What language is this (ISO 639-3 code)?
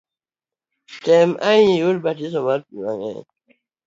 luo